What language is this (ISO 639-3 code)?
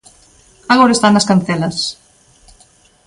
glg